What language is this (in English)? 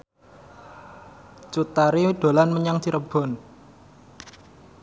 Javanese